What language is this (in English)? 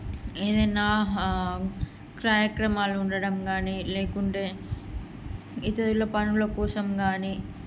Telugu